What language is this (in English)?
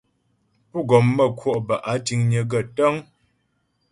Ghomala